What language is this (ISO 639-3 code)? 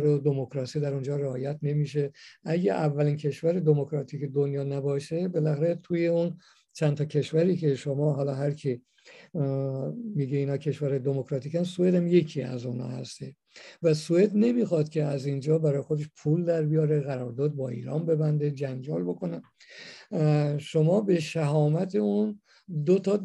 fas